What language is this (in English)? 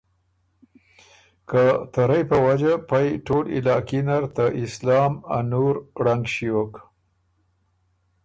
Ormuri